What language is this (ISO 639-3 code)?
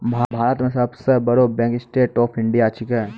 mai